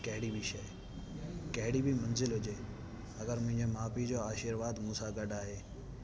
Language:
Sindhi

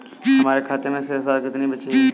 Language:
Hindi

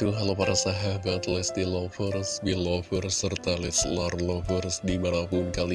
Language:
Indonesian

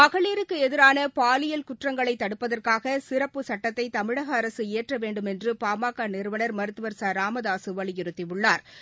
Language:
Tamil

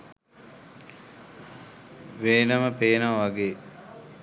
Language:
Sinhala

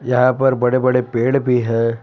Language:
Hindi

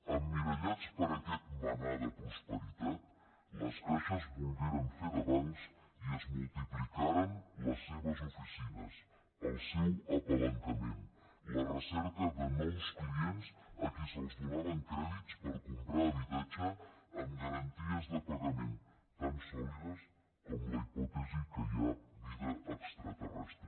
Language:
Catalan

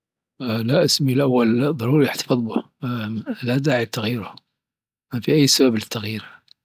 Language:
Dhofari Arabic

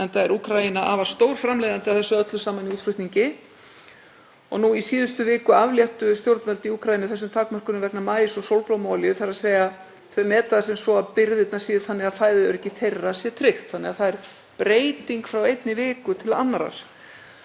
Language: Icelandic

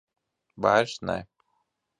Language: Latvian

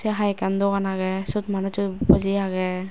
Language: Chakma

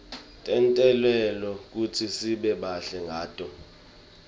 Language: Swati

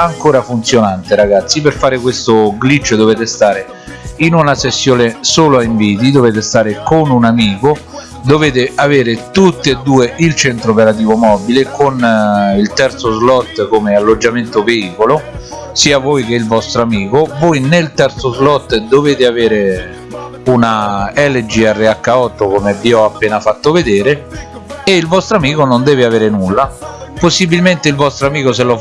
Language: Italian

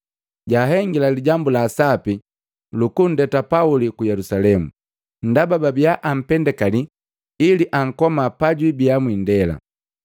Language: Matengo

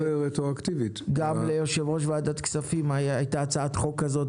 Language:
Hebrew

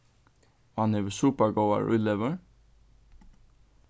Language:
Faroese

